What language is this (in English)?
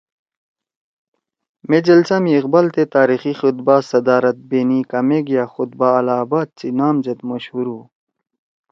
Torwali